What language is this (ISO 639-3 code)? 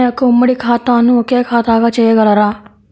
tel